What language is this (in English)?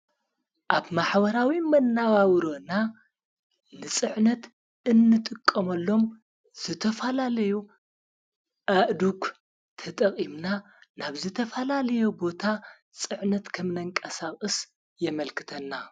Tigrinya